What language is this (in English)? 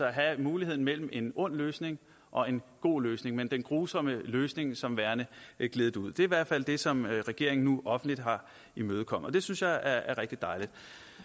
Danish